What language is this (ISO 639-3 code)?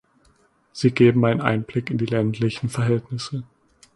deu